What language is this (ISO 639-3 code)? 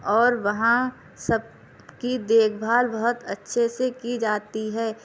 urd